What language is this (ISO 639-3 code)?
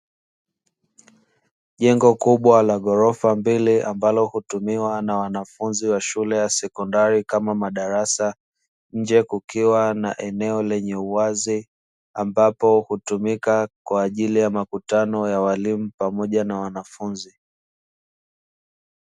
swa